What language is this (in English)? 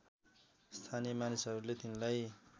Nepali